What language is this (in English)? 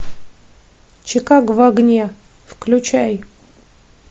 Russian